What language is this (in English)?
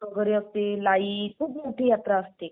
Marathi